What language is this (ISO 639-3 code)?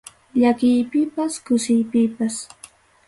quy